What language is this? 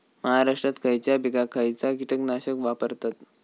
Marathi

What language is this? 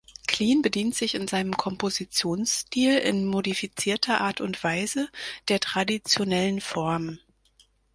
German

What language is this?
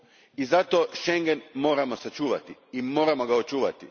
Croatian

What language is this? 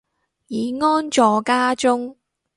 Cantonese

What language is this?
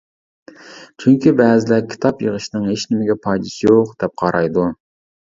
Uyghur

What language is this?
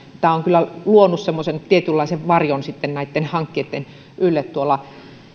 Finnish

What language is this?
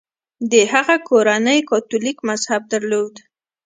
Pashto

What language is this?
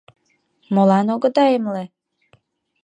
Mari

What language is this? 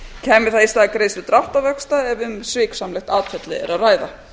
Icelandic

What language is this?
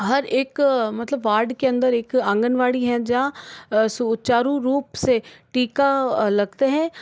Hindi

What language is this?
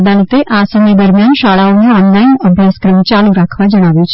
Gujarati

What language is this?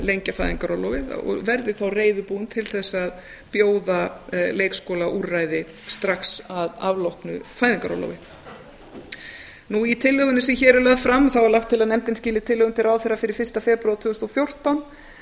Icelandic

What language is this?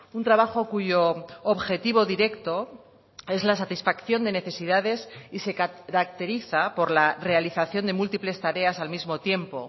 Spanish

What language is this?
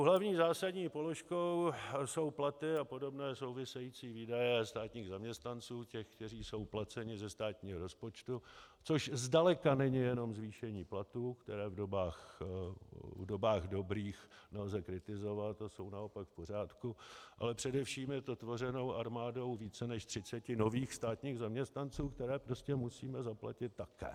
Czech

